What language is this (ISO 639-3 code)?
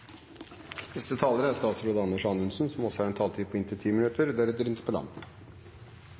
nob